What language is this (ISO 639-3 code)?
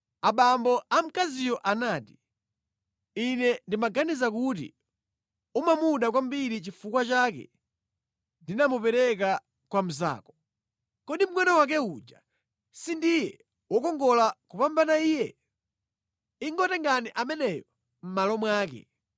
nya